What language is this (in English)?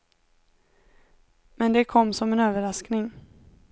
Swedish